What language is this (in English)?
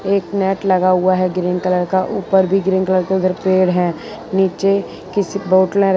Hindi